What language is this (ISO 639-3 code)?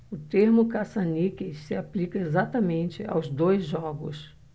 por